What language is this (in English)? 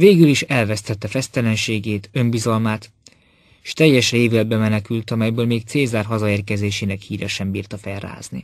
Hungarian